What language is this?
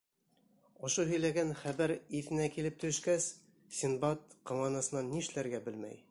Bashkir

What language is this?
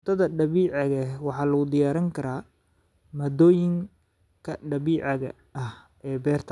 Somali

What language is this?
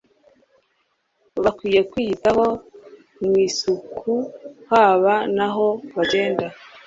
Kinyarwanda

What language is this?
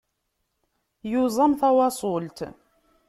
Kabyle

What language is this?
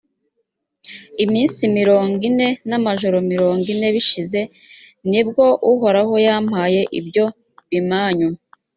Kinyarwanda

